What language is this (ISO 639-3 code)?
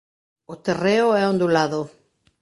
glg